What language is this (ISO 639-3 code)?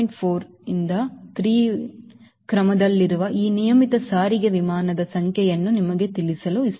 kan